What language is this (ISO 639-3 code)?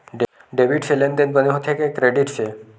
hne